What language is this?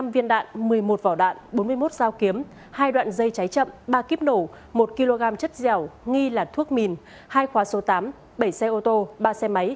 Vietnamese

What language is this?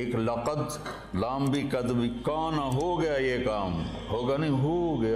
Urdu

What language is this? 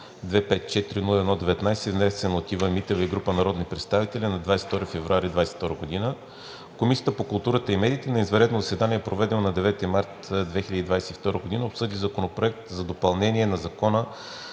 Bulgarian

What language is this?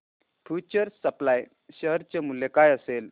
Marathi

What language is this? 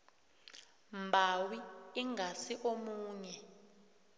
South Ndebele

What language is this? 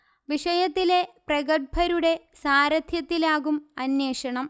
Malayalam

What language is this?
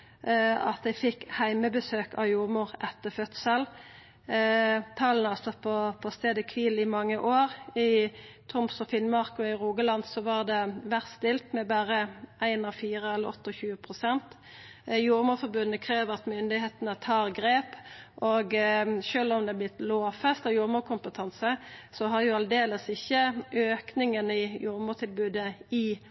Norwegian Nynorsk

